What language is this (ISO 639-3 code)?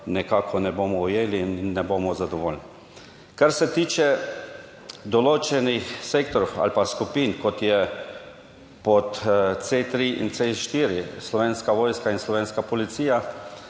slv